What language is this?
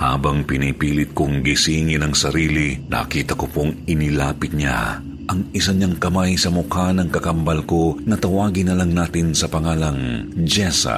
Filipino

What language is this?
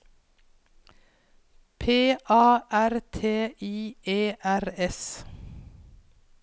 Norwegian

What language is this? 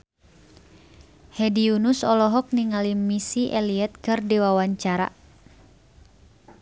Sundanese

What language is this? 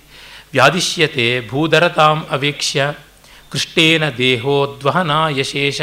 Kannada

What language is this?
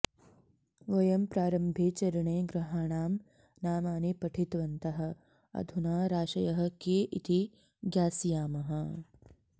Sanskrit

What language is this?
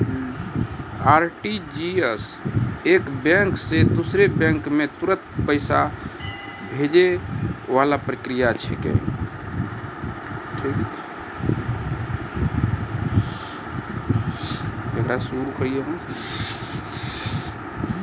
Maithili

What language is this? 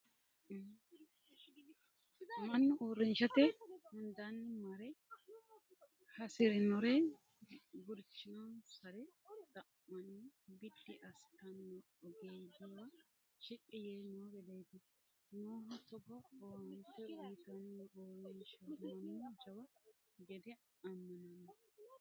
Sidamo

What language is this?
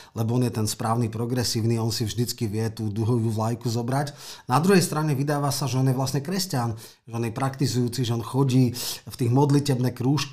Slovak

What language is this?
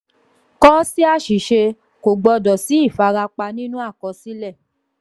Yoruba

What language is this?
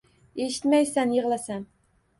Uzbek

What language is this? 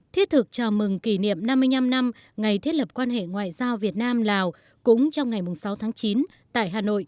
Vietnamese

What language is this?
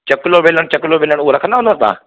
Sindhi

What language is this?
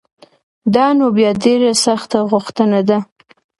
Pashto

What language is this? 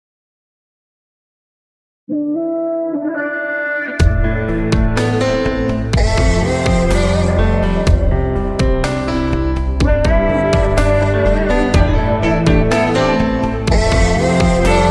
Vietnamese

